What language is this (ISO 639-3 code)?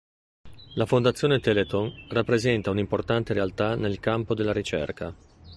ita